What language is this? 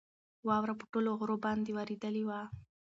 Pashto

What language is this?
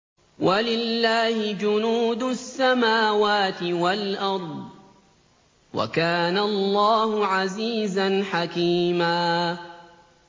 Arabic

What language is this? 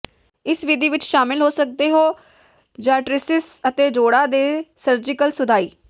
Punjabi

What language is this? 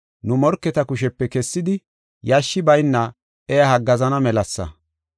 Gofa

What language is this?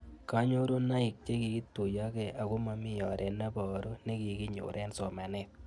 Kalenjin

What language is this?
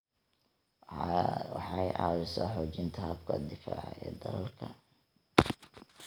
Somali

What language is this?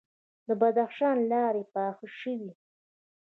Pashto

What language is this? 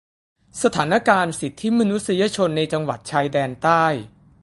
Thai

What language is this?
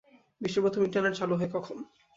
Bangla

